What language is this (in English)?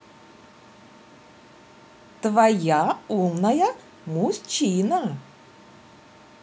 Russian